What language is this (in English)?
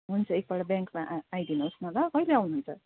Nepali